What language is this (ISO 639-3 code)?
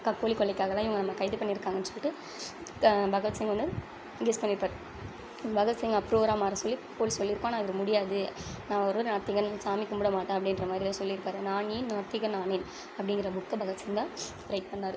tam